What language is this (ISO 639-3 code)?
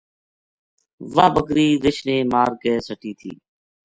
gju